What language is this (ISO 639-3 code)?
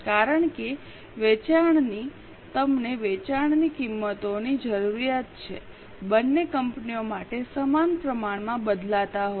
guj